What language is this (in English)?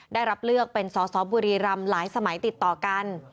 Thai